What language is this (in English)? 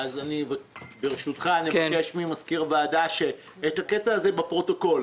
Hebrew